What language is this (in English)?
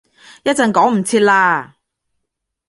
Cantonese